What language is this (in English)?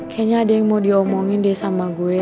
Indonesian